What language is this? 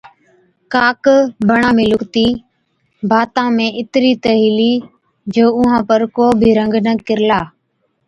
Od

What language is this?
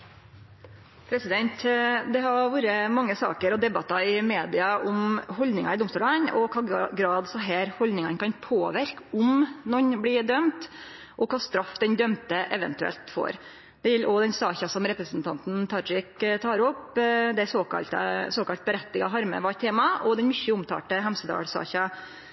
Norwegian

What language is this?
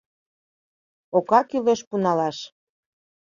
Mari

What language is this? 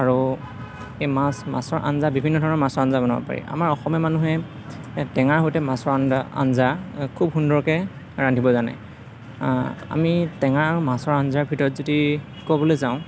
Assamese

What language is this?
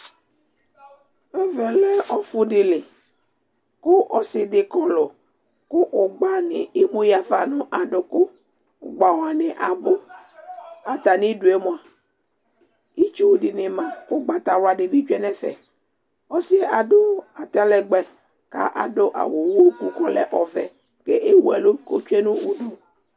Ikposo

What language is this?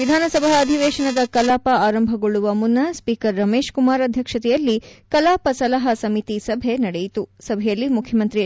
Kannada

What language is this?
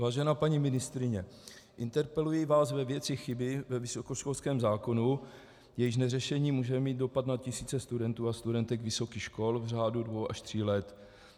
Czech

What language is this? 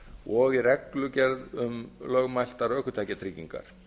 Icelandic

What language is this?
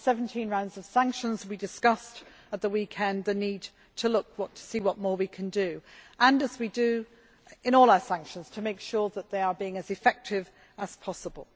English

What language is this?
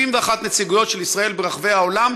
Hebrew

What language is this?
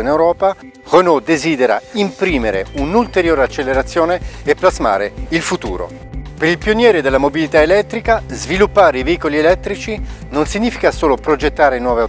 Italian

